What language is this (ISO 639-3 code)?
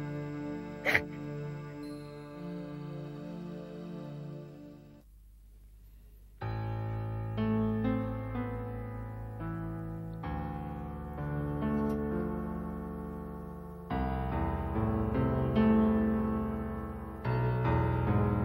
vie